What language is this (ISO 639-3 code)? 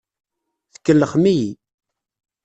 kab